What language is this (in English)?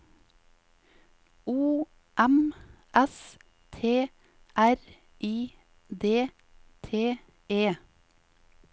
Norwegian